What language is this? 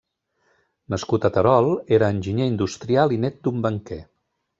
Catalan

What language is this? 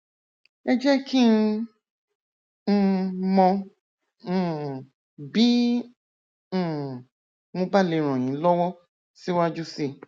Yoruba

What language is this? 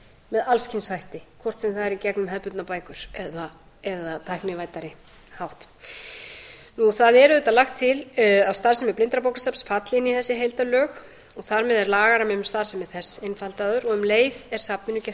Icelandic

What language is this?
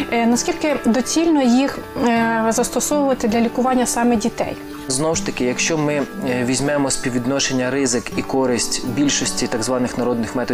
Ukrainian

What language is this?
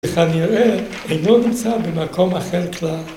Hebrew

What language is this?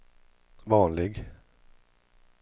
Swedish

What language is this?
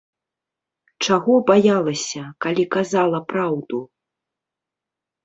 Belarusian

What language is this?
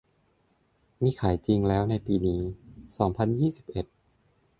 Thai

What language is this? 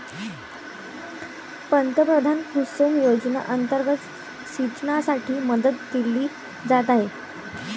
Marathi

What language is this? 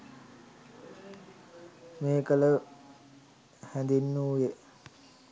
Sinhala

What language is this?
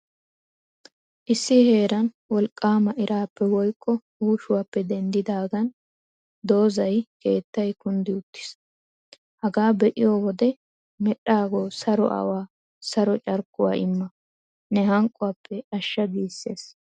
Wolaytta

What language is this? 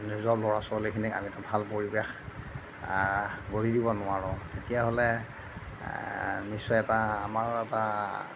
Assamese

